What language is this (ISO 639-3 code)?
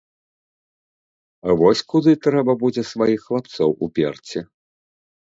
bel